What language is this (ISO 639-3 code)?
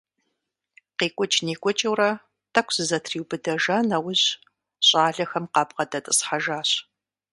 kbd